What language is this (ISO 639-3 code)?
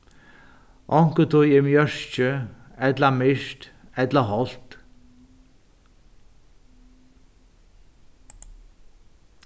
fao